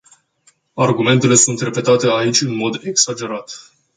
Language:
Romanian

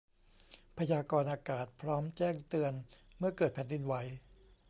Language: Thai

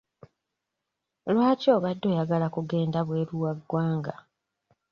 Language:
Ganda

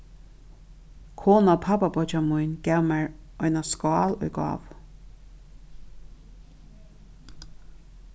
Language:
Faroese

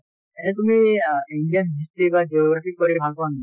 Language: Assamese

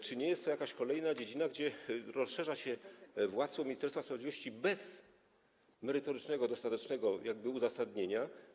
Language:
Polish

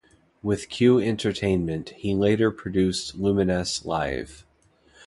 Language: English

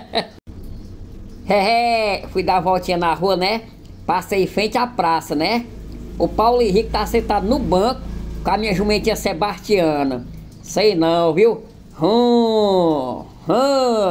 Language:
Portuguese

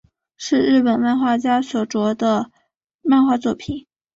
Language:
Chinese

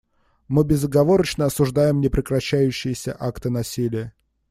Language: Russian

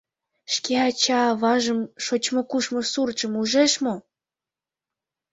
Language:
Mari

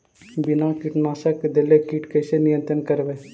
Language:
Magahi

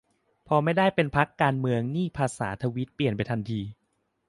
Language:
Thai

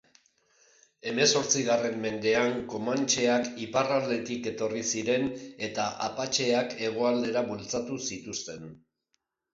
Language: Basque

